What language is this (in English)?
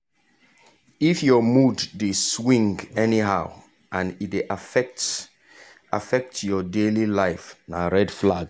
Nigerian Pidgin